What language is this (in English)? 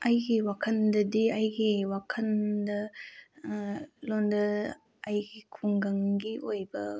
Manipuri